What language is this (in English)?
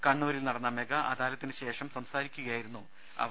Malayalam